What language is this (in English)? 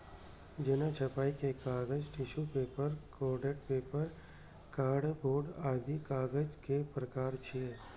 Maithili